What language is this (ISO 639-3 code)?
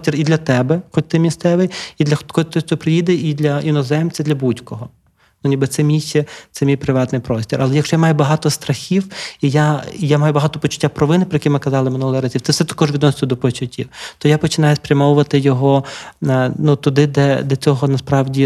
ukr